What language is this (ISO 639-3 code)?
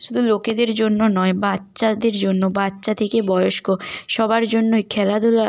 ben